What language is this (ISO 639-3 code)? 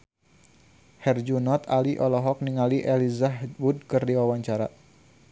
sun